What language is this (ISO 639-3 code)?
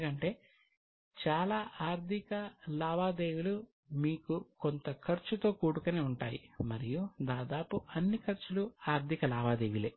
tel